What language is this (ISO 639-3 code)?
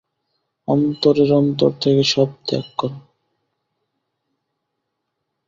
ben